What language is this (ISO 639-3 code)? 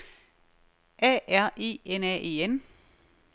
dan